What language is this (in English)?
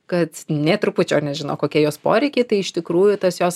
Lithuanian